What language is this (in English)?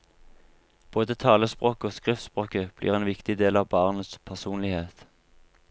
Norwegian